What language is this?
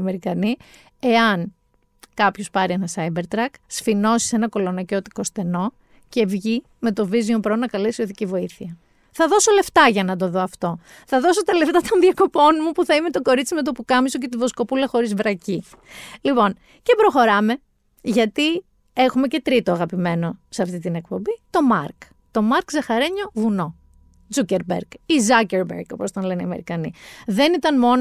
Greek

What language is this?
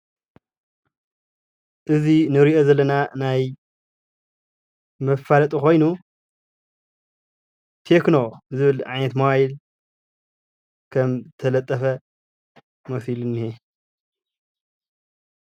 Tigrinya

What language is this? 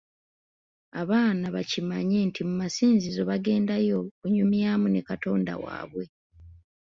Ganda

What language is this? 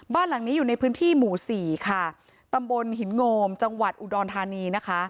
Thai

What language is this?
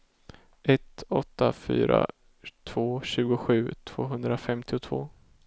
Swedish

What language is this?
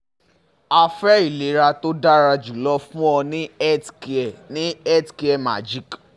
Yoruba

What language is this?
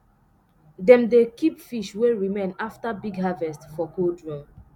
Nigerian Pidgin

